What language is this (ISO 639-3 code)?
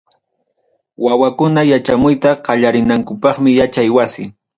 quy